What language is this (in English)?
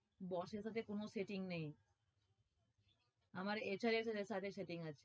Bangla